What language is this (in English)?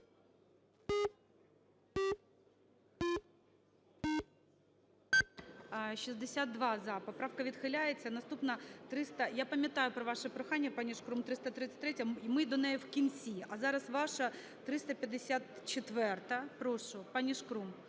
Ukrainian